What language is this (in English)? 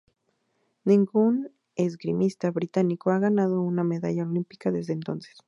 Spanish